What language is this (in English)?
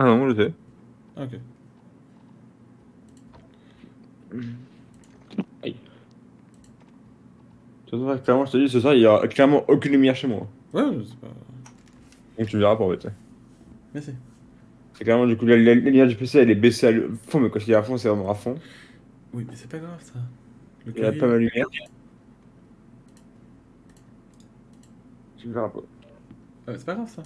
French